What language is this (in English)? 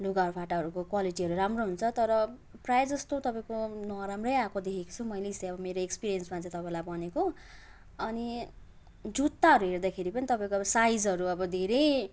Nepali